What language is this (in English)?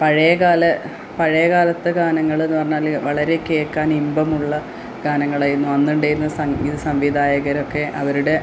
Malayalam